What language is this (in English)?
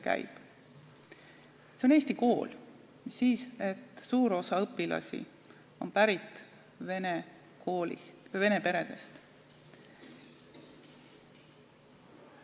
Estonian